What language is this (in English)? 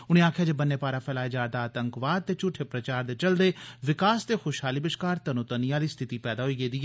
Dogri